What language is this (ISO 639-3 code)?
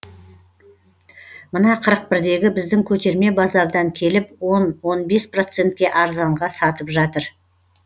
kaz